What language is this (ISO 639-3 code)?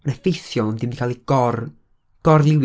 cym